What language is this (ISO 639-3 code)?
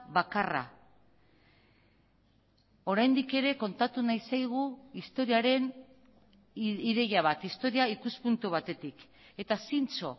eus